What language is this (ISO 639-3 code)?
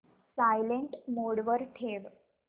mar